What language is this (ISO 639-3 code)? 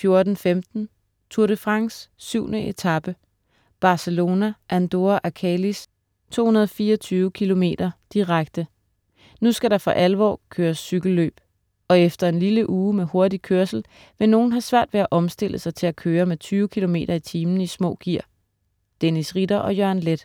dan